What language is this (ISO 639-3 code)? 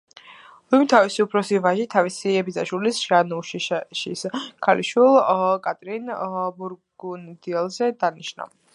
kat